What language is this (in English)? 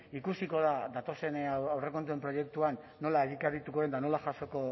Basque